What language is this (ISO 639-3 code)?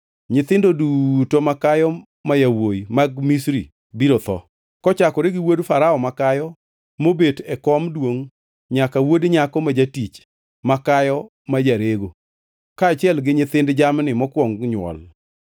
luo